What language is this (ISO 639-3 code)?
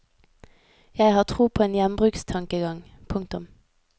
nor